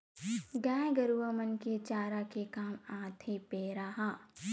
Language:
Chhattisgarhi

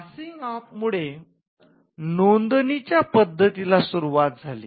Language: Marathi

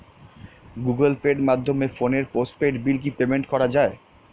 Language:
Bangla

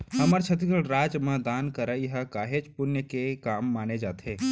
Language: Chhattisgarhi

